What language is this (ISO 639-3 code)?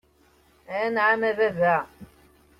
kab